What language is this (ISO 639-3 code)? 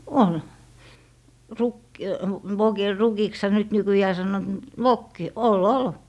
fin